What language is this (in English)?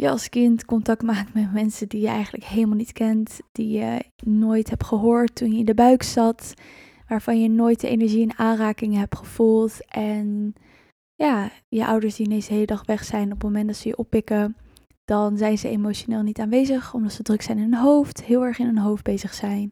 Dutch